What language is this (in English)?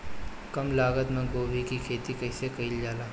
Bhojpuri